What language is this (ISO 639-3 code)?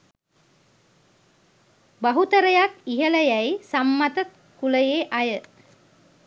sin